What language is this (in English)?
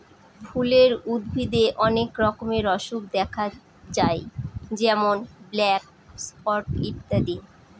Bangla